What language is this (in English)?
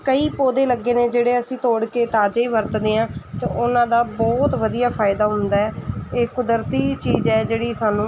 Punjabi